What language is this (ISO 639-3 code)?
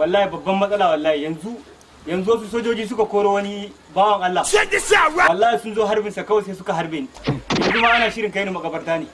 tur